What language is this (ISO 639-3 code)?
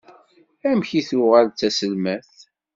kab